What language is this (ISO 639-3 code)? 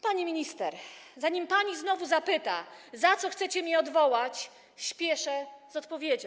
pol